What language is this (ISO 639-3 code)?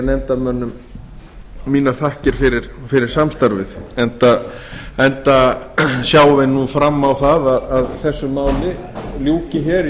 isl